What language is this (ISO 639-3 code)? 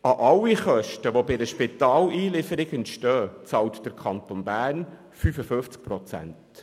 gsw